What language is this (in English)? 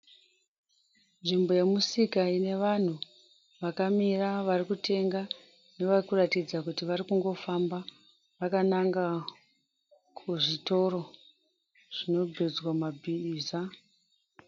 Shona